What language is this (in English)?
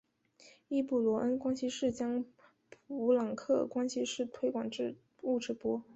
Chinese